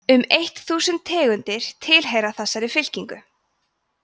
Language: Icelandic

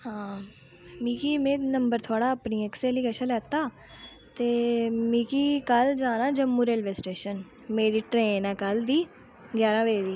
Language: Dogri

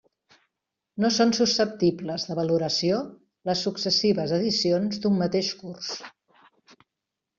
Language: Catalan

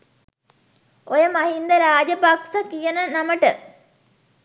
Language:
Sinhala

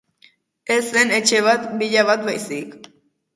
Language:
Basque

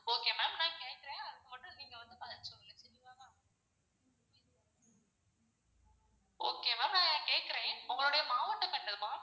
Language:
Tamil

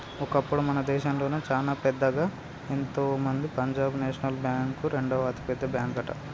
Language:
Telugu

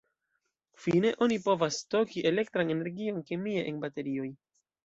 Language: Esperanto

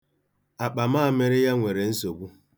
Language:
Igbo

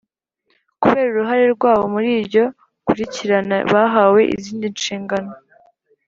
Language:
Kinyarwanda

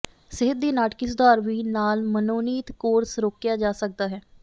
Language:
Punjabi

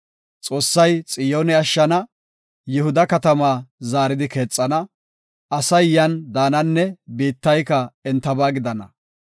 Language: Gofa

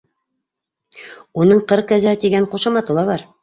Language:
Bashkir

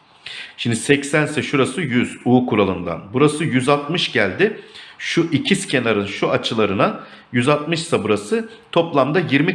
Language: Turkish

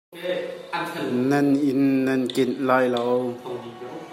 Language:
Hakha Chin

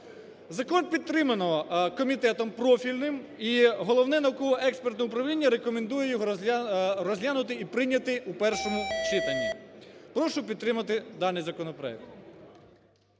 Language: Ukrainian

